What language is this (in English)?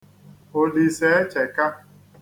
Igbo